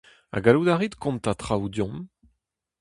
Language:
Breton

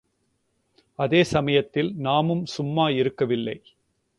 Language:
Tamil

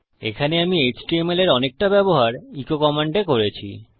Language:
Bangla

